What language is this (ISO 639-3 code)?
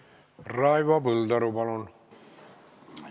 est